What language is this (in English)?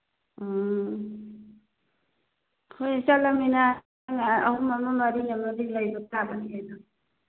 Manipuri